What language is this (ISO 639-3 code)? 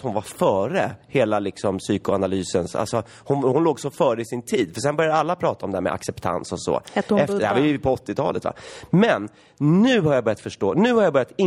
swe